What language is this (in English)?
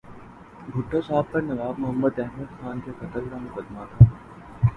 Urdu